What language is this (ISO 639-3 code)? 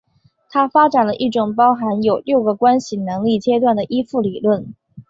zho